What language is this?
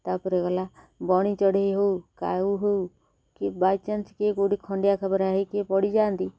Odia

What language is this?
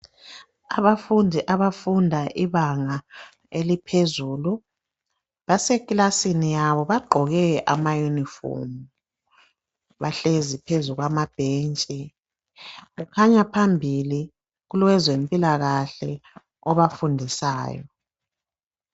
North Ndebele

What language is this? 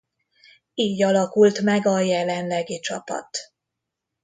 Hungarian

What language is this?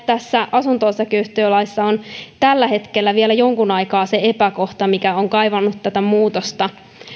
Finnish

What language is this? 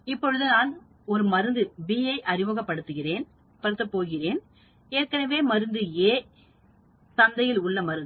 Tamil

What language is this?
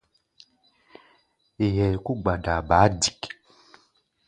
Gbaya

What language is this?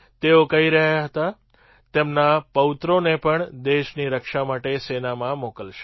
Gujarati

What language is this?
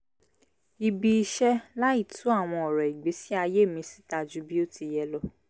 Yoruba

